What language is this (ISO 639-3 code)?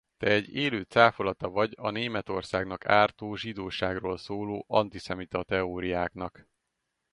hun